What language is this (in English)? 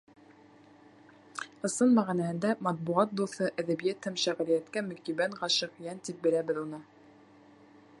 Bashkir